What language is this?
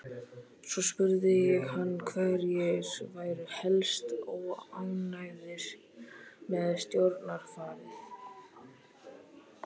Icelandic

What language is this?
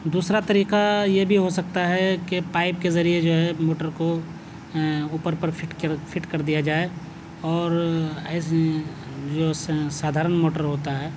Urdu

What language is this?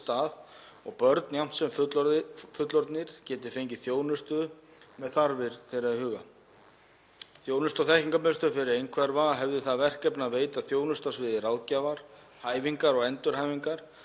Icelandic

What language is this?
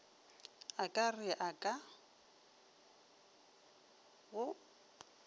Northern Sotho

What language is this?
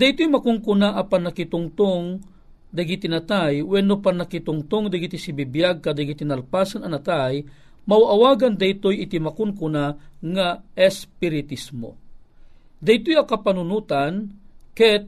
Filipino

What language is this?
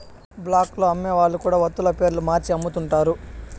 Telugu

